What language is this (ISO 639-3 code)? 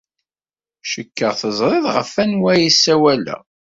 kab